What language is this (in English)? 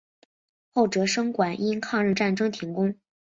Chinese